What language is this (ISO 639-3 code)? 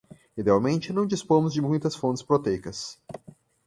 por